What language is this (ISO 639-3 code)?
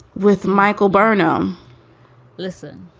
eng